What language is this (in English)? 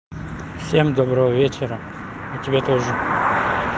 Russian